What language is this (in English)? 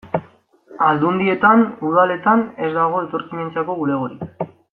Basque